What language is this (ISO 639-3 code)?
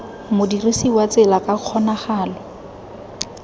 tsn